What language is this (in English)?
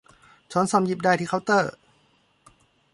Thai